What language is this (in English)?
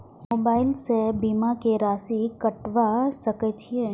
Maithili